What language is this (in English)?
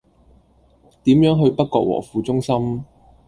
Cantonese